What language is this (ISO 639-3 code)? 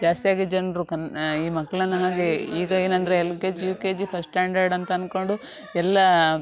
kan